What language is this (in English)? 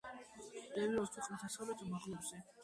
Georgian